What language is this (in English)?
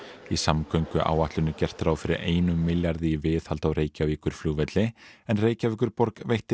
Icelandic